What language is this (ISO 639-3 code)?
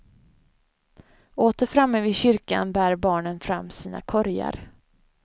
swe